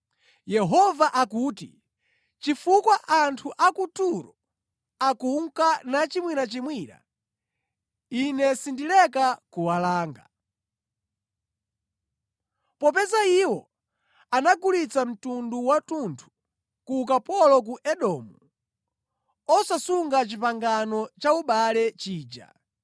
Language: Nyanja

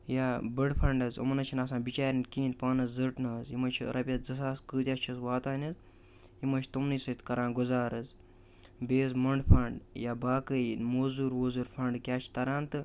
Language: Kashmiri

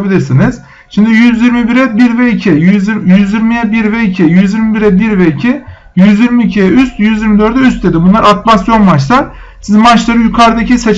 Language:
Turkish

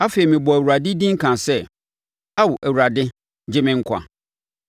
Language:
Akan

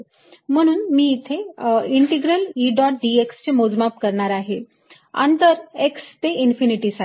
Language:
Marathi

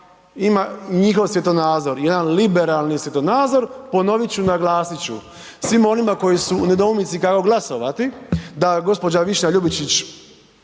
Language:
Croatian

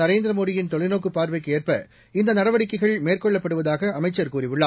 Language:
Tamil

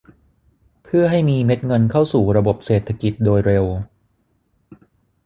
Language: Thai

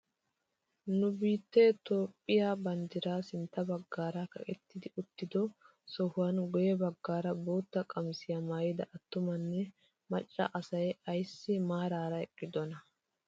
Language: Wolaytta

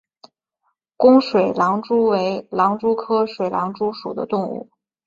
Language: Chinese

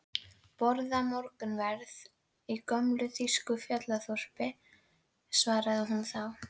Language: Icelandic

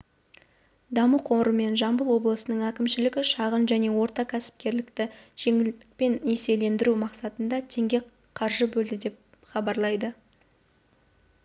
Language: Kazakh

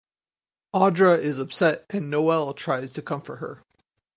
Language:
English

